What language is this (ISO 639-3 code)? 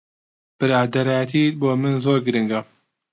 ckb